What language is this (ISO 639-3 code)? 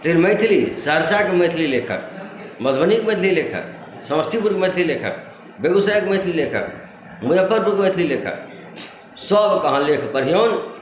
mai